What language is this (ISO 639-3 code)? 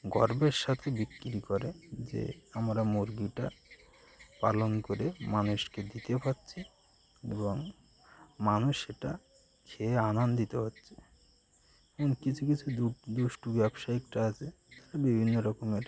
ben